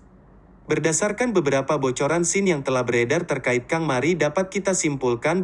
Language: Indonesian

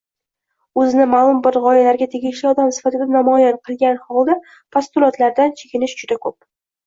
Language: Uzbek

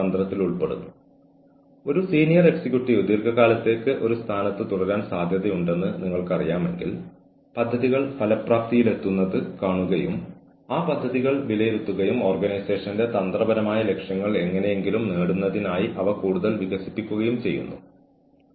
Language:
Malayalam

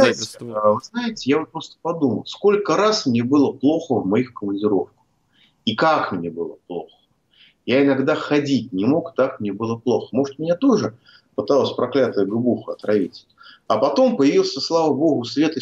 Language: Russian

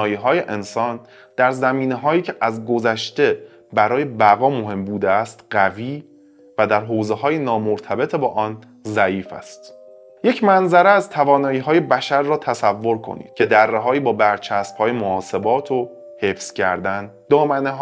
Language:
Persian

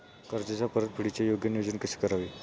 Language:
Marathi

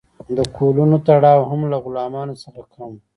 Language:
Pashto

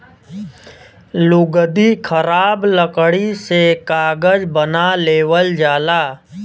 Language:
Bhojpuri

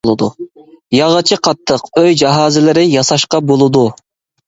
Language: Uyghur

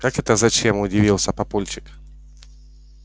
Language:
Russian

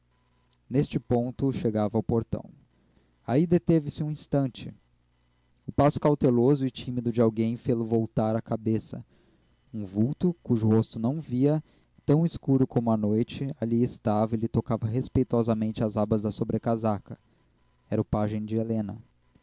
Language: Portuguese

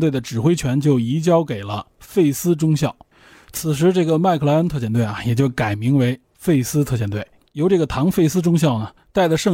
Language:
Chinese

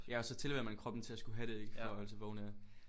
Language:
Danish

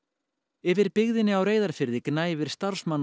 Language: Icelandic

